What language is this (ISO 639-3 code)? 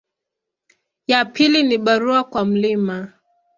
swa